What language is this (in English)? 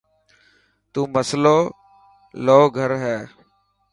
Dhatki